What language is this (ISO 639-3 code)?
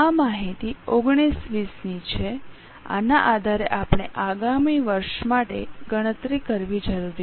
guj